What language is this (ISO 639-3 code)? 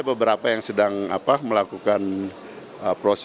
ind